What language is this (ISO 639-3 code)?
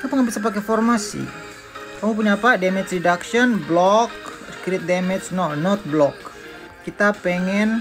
ind